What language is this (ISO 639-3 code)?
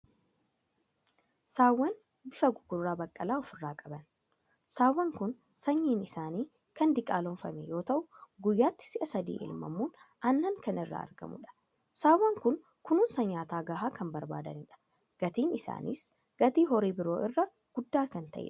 orm